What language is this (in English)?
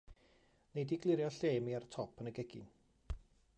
Welsh